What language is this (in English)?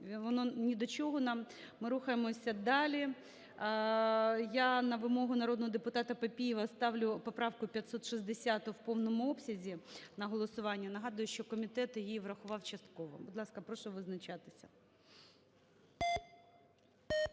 Ukrainian